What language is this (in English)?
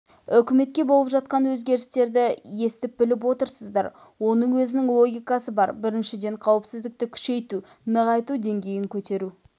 Kazakh